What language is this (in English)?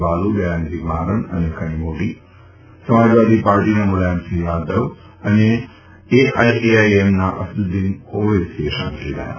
Gujarati